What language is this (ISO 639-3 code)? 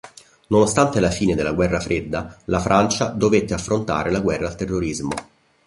ita